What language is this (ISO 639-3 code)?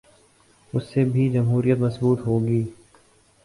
urd